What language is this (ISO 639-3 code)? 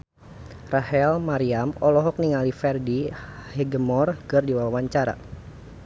sun